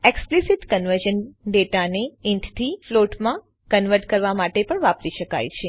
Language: Gujarati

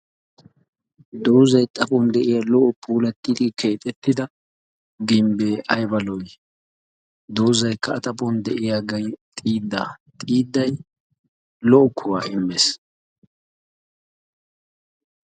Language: Wolaytta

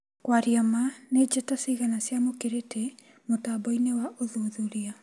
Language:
Kikuyu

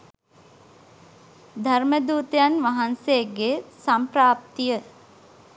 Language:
Sinhala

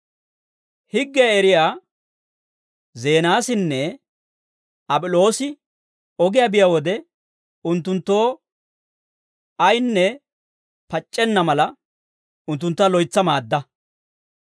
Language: Dawro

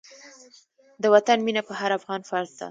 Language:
Pashto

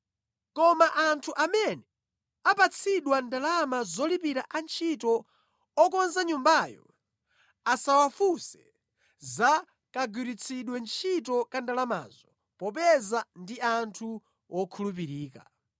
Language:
Nyanja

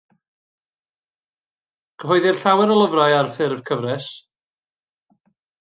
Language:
Welsh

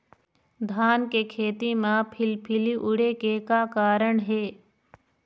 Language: Chhattisgarhi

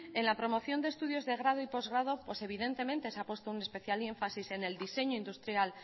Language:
Spanish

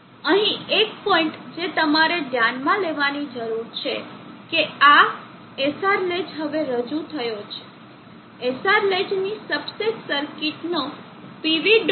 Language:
Gujarati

